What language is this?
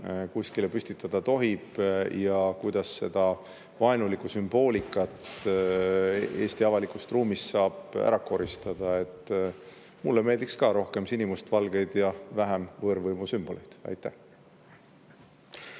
Estonian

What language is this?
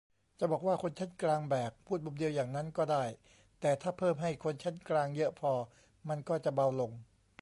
Thai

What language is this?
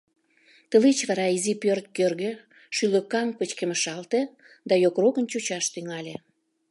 Mari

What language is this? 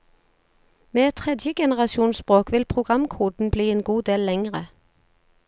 Norwegian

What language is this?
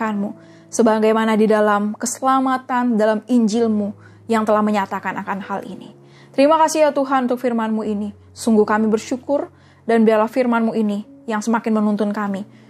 Indonesian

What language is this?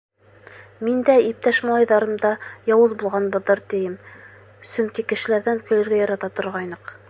Bashkir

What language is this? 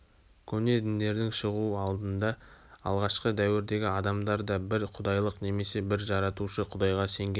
Kazakh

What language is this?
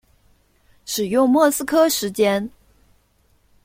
Chinese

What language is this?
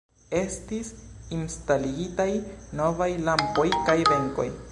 Esperanto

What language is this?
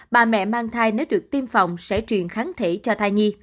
Vietnamese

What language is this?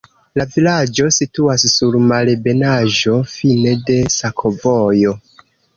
Esperanto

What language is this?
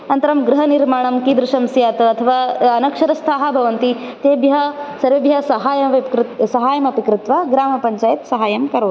Sanskrit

